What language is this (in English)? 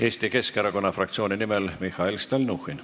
Estonian